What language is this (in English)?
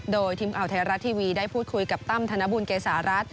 Thai